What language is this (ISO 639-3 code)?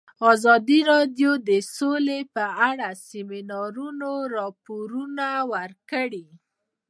pus